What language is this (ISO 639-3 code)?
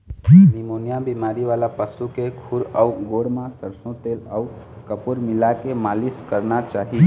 hne